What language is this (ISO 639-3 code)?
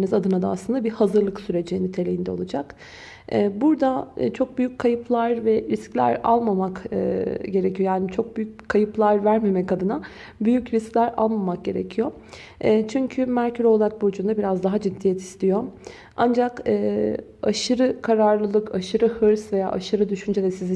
tur